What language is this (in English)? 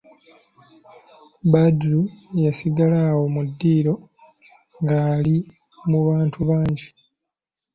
Ganda